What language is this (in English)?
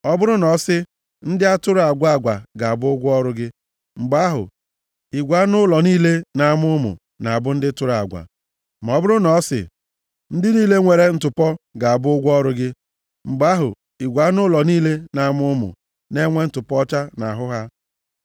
Igbo